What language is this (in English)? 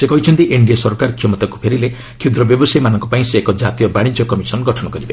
Odia